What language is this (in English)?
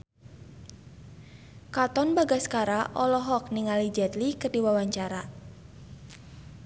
Sundanese